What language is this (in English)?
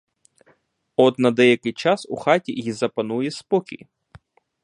Ukrainian